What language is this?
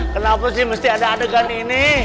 Indonesian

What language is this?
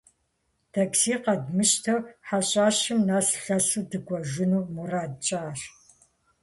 Kabardian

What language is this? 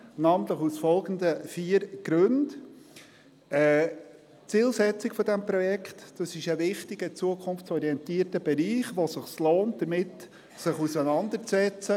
Swiss German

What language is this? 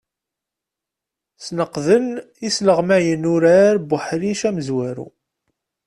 Kabyle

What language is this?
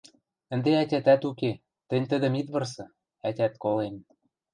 Western Mari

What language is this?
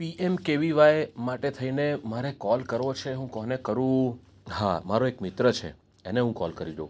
Gujarati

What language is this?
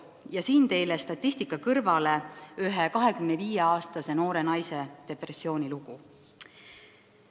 Estonian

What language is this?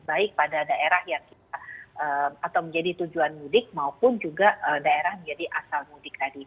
Indonesian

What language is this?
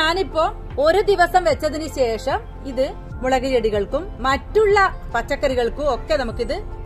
Malayalam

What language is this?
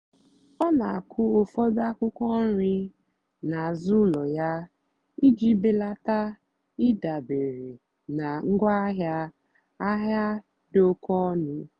Igbo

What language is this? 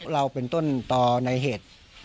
Thai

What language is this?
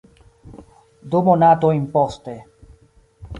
Esperanto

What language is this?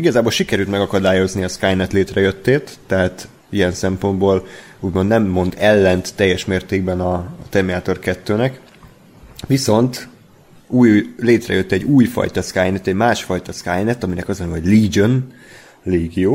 Hungarian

